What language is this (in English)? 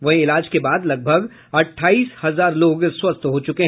Hindi